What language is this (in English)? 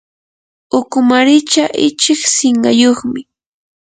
Yanahuanca Pasco Quechua